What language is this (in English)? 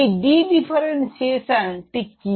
Bangla